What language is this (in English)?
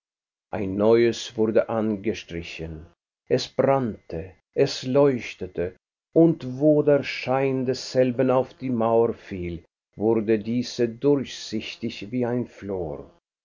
German